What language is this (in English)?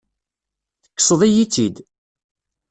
Kabyle